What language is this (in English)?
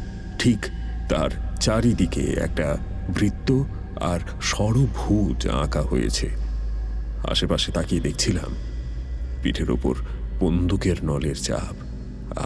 Bangla